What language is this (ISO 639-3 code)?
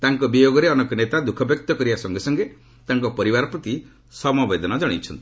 ori